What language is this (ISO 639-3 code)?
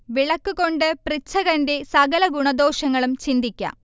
mal